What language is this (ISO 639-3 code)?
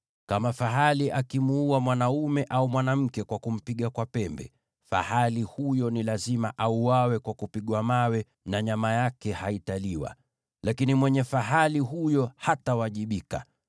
swa